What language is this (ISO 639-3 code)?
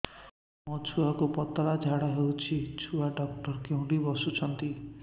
ori